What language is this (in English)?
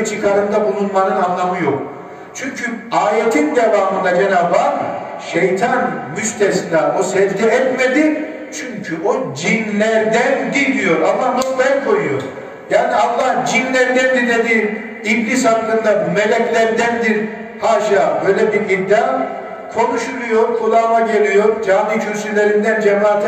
Turkish